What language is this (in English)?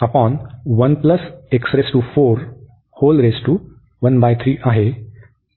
Marathi